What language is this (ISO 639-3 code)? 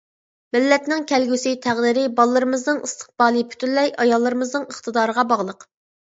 uig